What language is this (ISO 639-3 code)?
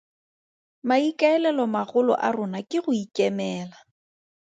tsn